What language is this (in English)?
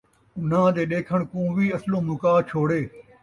Saraiki